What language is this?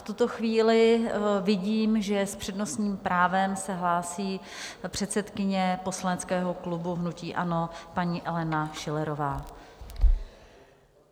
Czech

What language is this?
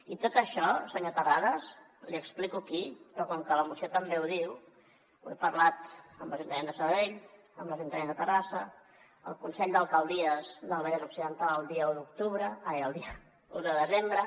Catalan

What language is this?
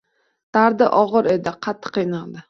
Uzbek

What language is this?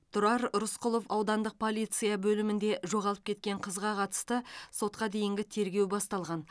Kazakh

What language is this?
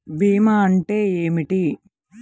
Telugu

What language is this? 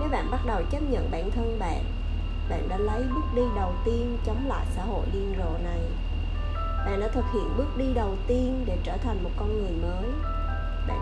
Vietnamese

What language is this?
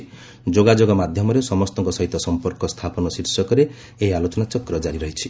Odia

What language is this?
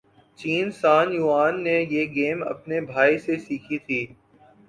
Urdu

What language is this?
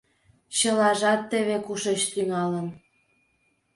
Mari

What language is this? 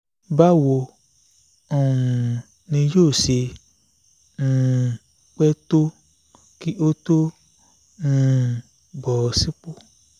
Yoruba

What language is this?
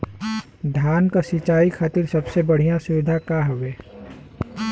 Bhojpuri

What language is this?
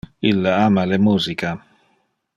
Interlingua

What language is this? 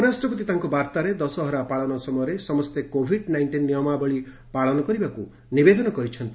Odia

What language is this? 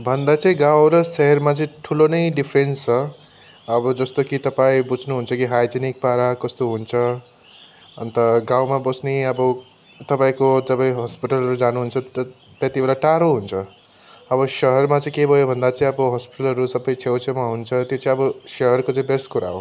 Nepali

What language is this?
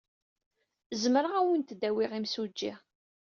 Kabyle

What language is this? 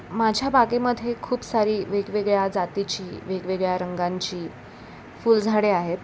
Marathi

